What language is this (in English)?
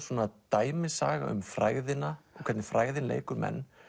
Icelandic